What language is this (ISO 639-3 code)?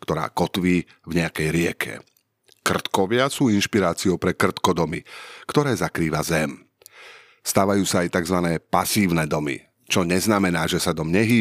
slk